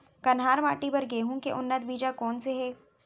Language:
Chhattisgarhi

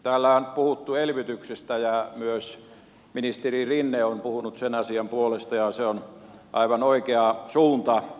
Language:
Finnish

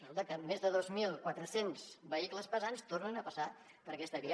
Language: Catalan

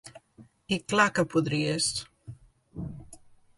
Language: Catalan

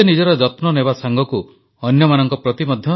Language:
Odia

